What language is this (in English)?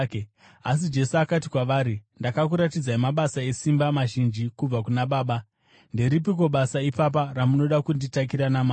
Shona